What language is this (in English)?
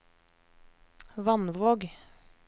Norwegian